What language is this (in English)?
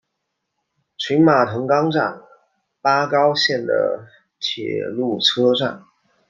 Chinese